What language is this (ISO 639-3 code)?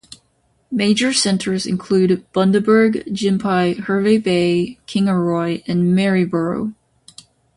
eng